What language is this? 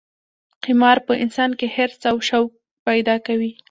Pashto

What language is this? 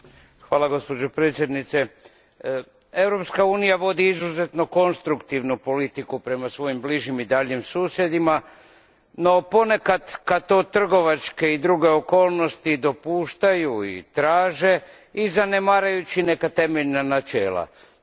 Croatian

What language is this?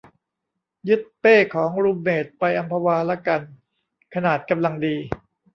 Thai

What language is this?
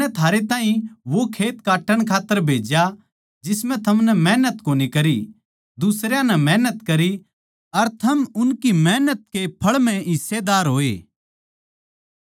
Haryanvi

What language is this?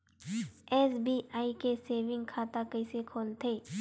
Chhattisgarhi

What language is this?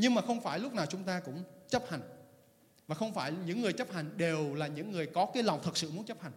Vietnamese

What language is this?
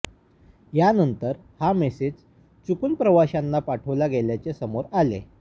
Marathi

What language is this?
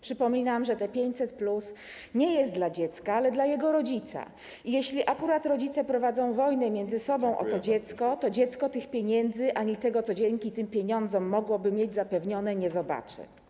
Polish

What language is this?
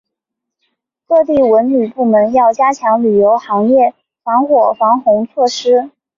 Chinese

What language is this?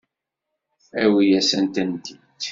Kabyle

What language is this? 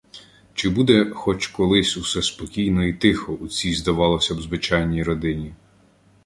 Ukrainian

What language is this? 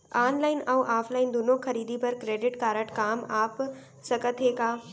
Chhattisgarhi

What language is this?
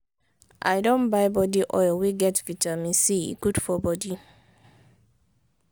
Nigerian Pidgin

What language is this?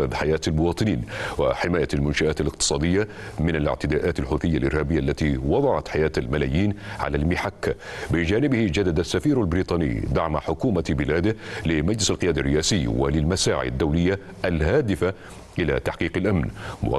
Arabic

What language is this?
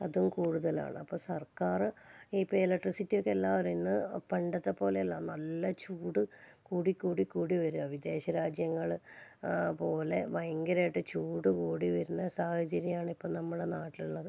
Malayalam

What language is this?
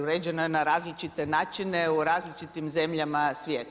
Croatian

